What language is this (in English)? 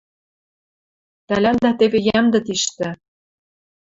Western Mari